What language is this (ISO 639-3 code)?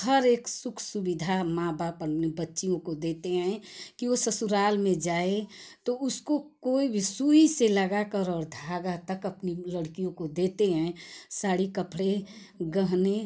hin